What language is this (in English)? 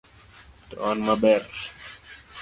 Luo (Kenya and Tanzania)